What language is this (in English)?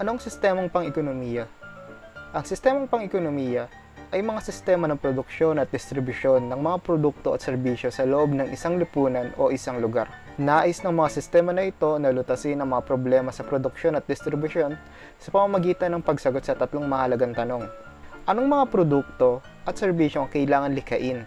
Filipino